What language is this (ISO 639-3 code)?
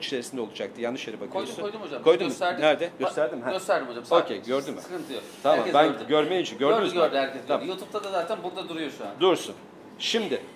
tur